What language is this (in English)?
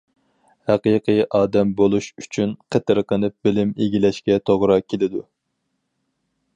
Uyghur